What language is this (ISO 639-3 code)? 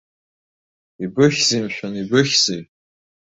abk